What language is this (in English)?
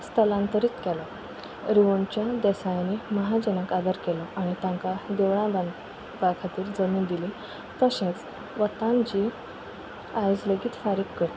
Konkani